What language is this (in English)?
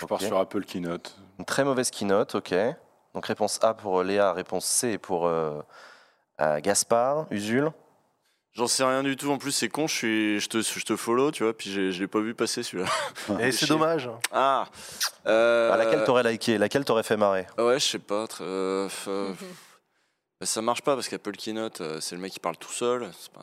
French